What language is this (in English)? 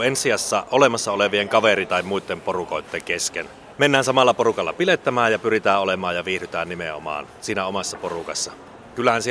Finnish